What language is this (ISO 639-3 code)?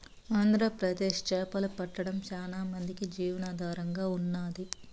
tel